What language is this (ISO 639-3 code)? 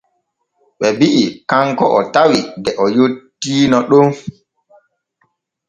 fue